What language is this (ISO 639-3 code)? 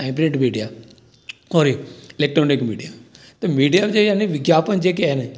snd